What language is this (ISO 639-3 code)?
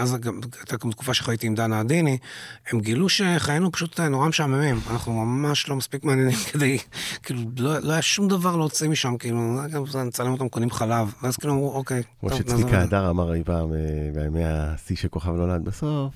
heb